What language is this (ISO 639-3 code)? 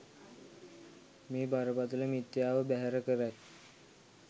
sin